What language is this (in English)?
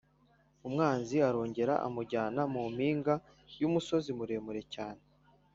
Kinyarwanda